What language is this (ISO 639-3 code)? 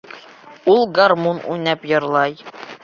bak